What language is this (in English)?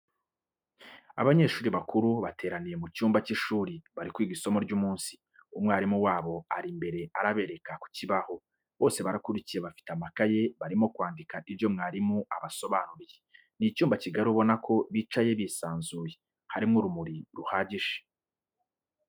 Kinyarwanda